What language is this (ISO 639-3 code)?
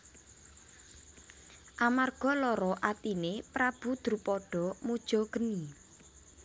jav